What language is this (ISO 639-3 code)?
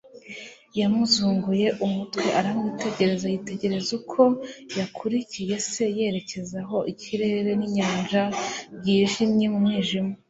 kin